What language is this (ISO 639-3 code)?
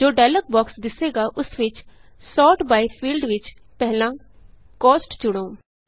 pan